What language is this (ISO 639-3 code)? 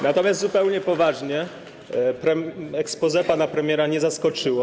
pol